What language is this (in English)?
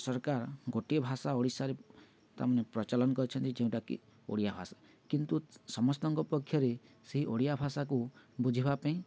Odia